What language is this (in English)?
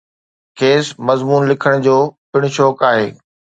Sindhi